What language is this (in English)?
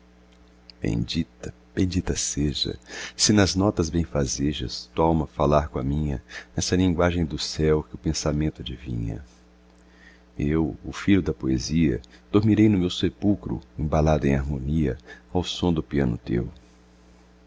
Portuguese